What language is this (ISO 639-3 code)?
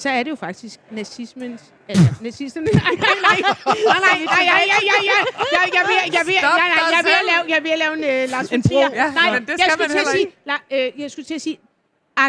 dan